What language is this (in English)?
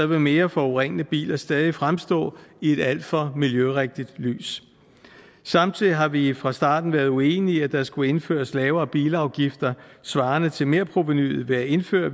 Danish